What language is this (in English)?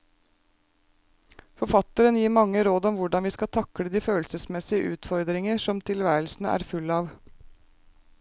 Norwegian